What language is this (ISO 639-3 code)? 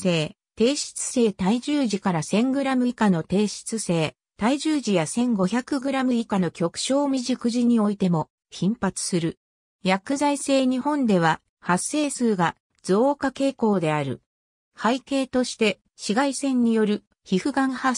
jpn